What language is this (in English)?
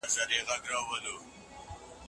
Pashto